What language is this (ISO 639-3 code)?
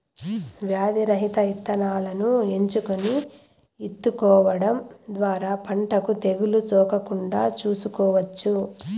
tel